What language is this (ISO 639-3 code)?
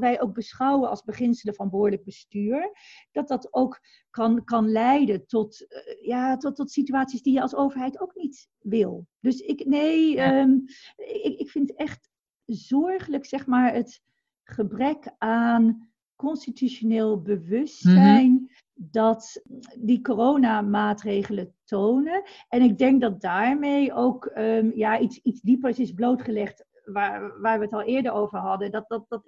nld